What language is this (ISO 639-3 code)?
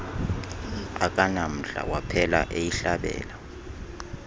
xho